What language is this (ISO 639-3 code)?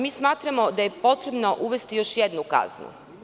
srp